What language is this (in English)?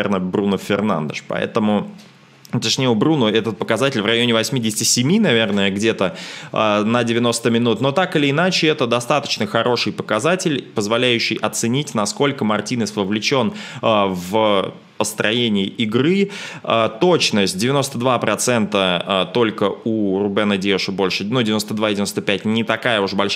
Russian